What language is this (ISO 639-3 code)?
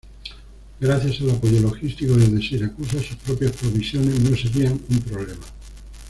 spa